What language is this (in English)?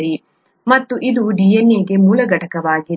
Kannada